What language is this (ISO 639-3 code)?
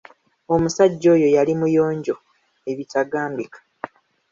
lug